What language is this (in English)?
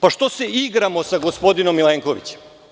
Serbian